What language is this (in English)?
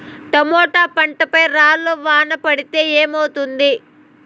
Telugu